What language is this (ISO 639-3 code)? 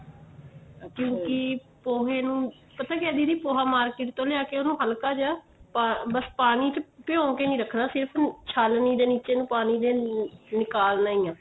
pan